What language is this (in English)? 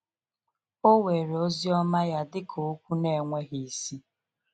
Igbo